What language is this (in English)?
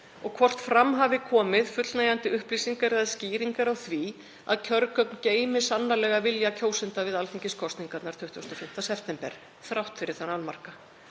Icelandic